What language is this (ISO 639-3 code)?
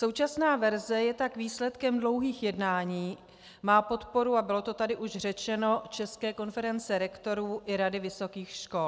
ces